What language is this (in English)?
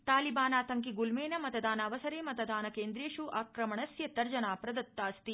Sanskrit